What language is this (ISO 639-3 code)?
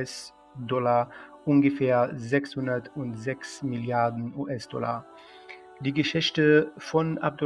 deu